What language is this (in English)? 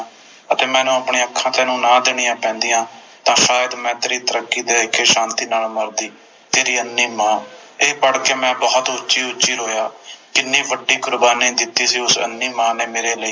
Punjabi